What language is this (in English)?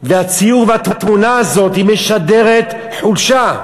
Hebrew